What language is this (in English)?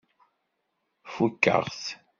Kabyle